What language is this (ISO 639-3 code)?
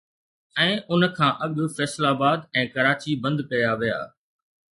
snd